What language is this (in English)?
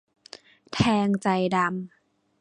Thai